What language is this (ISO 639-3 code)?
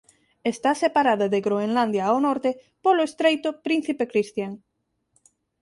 glg